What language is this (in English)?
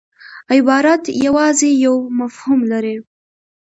Pashto